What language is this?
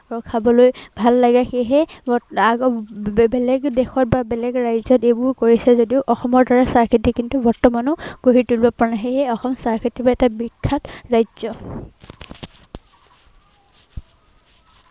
Assamese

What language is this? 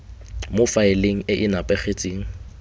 Tswana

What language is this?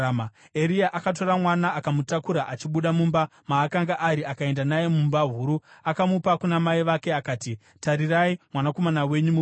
Shona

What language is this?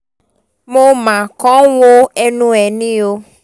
Yoruba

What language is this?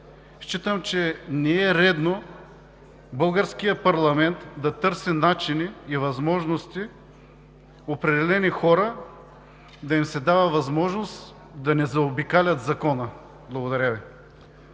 Bulgarian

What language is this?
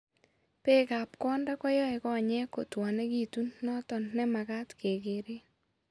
Kalenjin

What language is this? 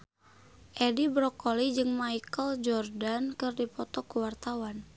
Sundanese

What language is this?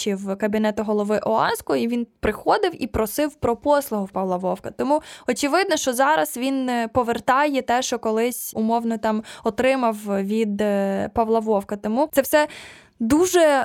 Ukrainian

